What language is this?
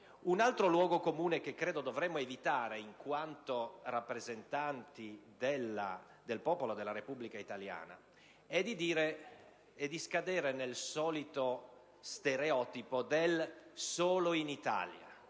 Italian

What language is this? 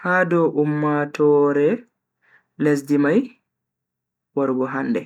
Bagirmi Fulfulde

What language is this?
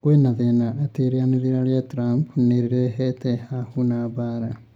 Kikuyu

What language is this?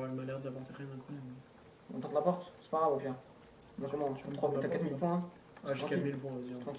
French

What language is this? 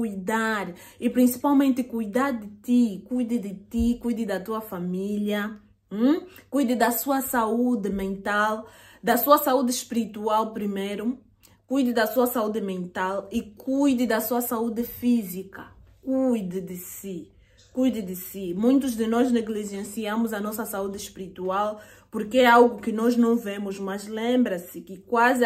Portuguese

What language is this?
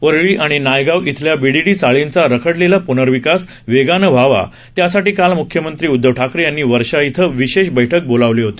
Marathi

